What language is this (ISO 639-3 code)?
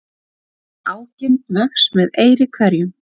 isl